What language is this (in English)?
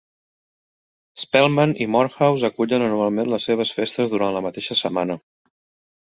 Catalan